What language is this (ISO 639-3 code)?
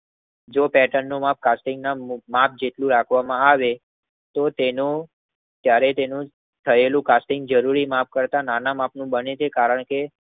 guj